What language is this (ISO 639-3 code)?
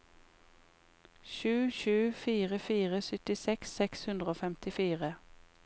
nor